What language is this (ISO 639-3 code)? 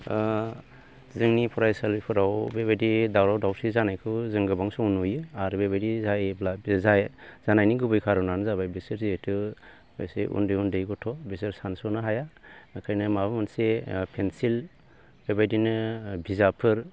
brx